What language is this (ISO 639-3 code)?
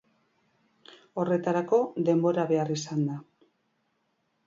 eus